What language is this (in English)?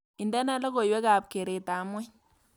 Kalenjin